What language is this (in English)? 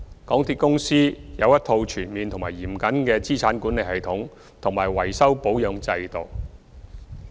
Cantonese